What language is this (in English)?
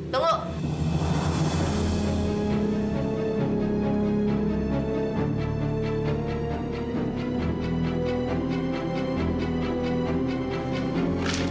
Indonesian